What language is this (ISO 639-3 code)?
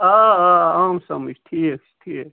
kas